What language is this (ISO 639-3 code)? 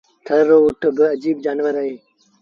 sbn